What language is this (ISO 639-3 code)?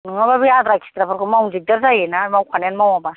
brx